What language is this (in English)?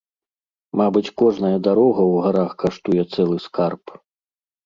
Belarusian